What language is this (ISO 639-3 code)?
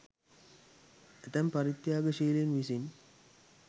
sin